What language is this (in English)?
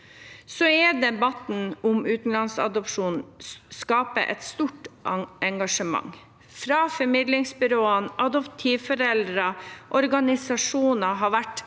Norwegian